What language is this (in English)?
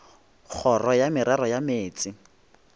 Northern Sotho